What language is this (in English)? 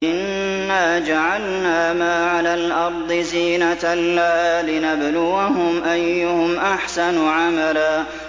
Arabic